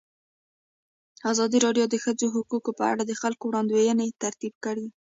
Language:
Pashto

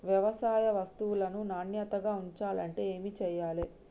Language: Telugu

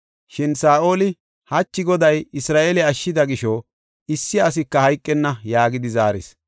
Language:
Gofa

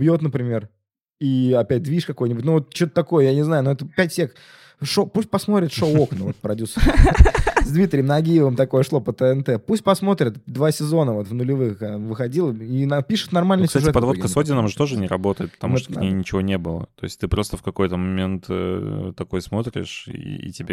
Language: Russian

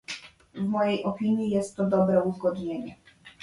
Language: Polish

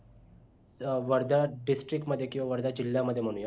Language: Marathi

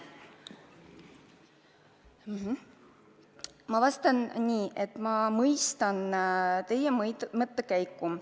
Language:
Estonian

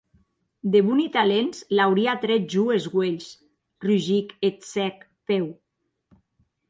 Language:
Occitan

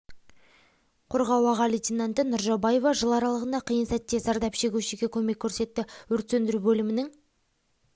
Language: Kazakh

